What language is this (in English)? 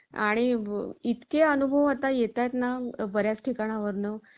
Marathi